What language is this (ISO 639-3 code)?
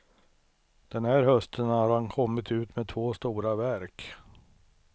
swe